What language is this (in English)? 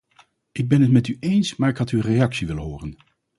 Dutch